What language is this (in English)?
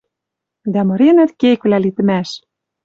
Western Mari